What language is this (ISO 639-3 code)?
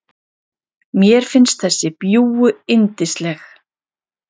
isl